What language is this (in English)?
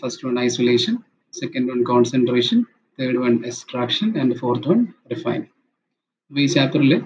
Malayalam